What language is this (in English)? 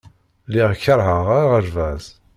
Kabyle